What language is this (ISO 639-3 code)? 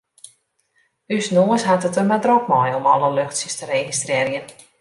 fry